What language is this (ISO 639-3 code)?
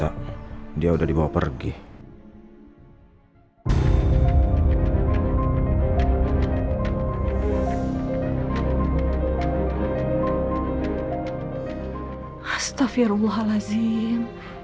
ind